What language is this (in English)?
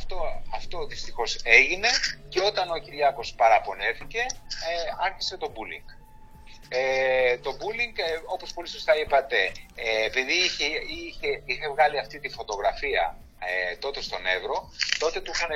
Greek